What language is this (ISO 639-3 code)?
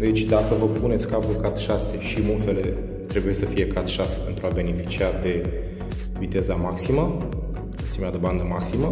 ron